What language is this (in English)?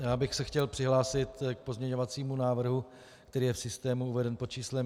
Czech